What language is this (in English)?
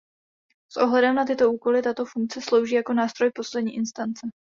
Czech